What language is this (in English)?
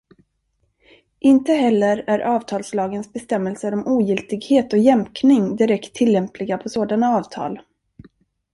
Swedish